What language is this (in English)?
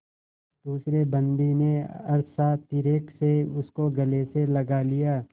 Hindi